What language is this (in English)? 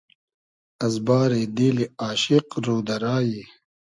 Hazaragi